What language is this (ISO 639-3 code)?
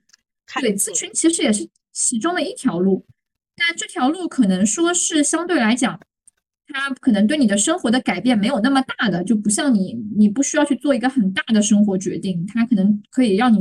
zho